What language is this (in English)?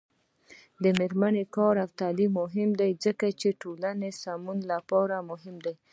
Pashto